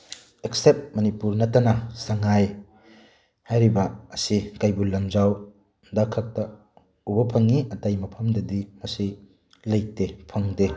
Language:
Manipuri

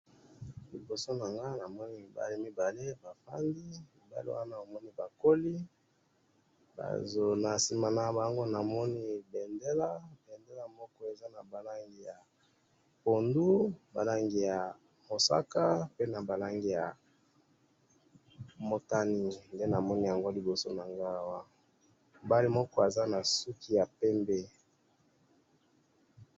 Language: Lingala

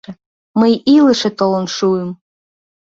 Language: Mari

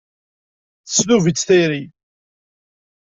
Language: Kabyle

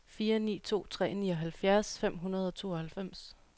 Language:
Danish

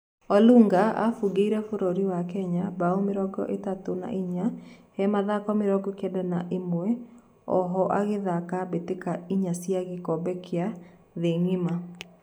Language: Kikuyu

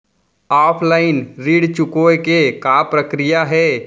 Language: Chhattisgarhi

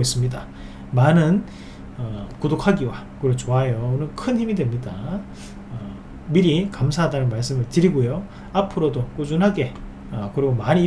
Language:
Korean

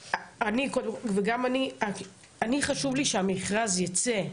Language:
Hebrew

